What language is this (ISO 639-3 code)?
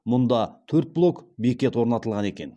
kaz